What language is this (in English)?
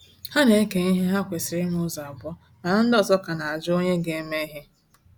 Igbo